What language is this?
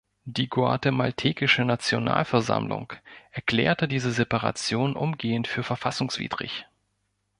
German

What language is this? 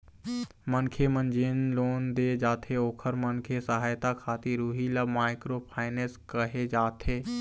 Chhattisgarhi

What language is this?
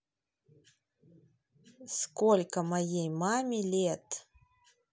Russian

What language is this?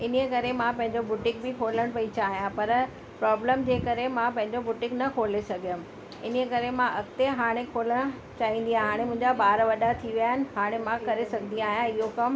Sindhi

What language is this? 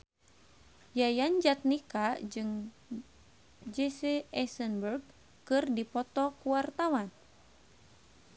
Sundanese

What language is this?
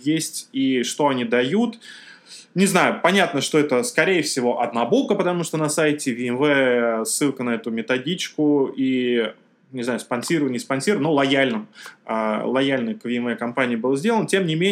Russian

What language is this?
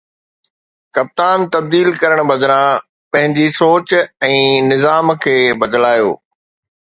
Sindhi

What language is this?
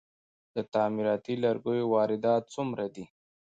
Pashto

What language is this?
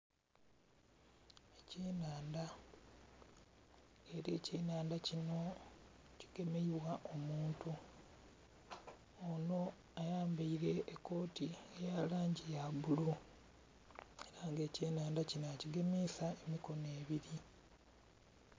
Soga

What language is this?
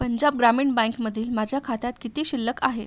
Marathi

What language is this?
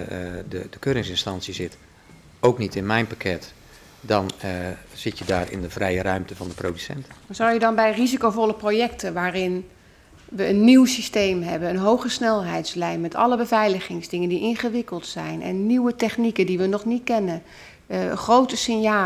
Dutch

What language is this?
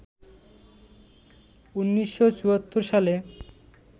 Bangla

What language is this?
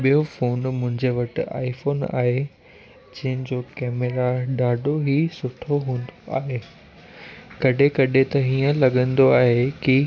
Sindhi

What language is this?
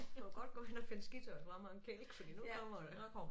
Danish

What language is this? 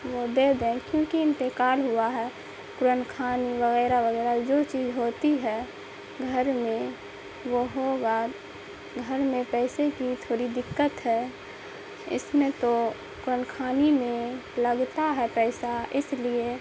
Urdu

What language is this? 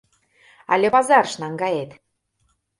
Mari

